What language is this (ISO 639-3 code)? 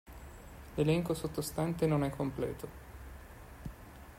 ita